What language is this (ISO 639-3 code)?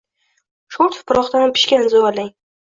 uzb